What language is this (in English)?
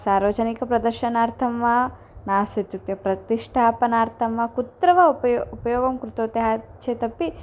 Sanskrit